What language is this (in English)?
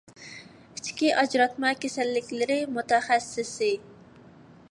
Uyghur